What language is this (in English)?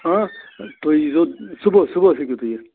Kashmiri